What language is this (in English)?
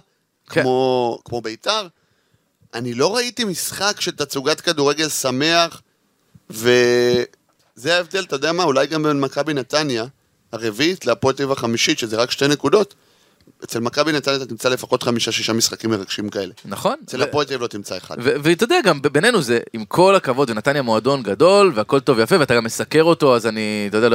Hebrew